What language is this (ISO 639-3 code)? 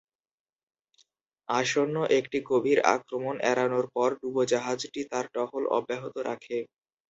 ben